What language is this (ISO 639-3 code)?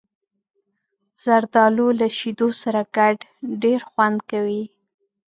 pus